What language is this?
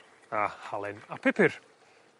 Welsh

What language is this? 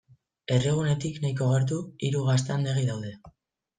Basque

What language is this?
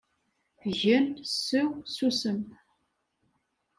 Kabyle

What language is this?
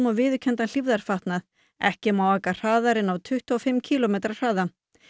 Icelandic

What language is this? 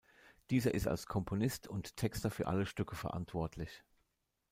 German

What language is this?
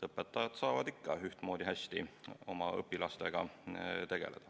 Estonian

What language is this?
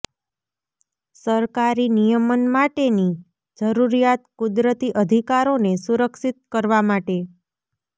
Gujarati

